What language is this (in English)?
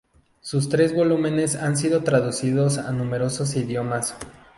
Spanish